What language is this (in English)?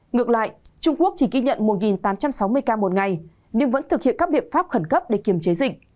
Vietnamese